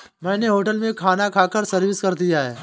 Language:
Hindi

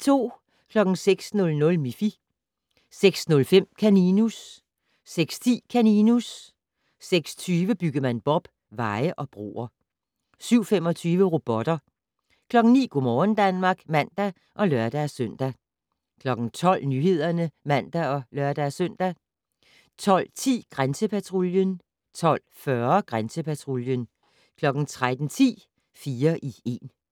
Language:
Danish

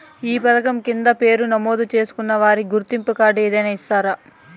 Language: Telugu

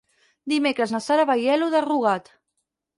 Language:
Catalan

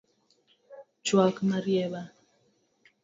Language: Luo (Kenya and Tanzania)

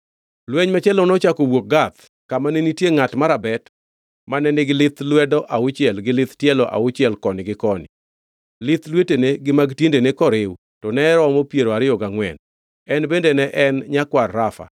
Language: Luo (Kenya and Tanzania)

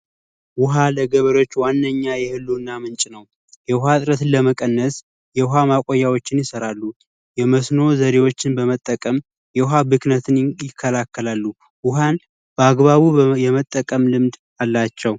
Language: Amharic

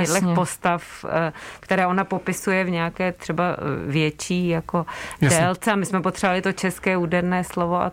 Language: Czech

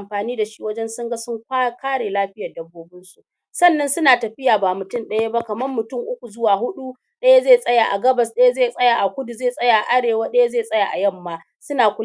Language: Hausa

